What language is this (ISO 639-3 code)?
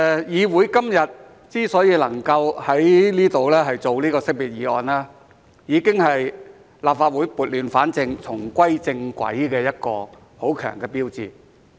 yue